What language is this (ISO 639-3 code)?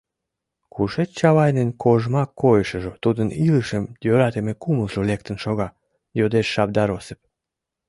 chm